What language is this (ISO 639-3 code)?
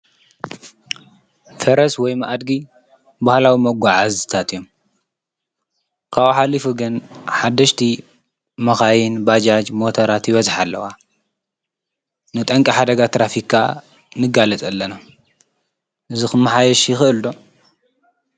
tir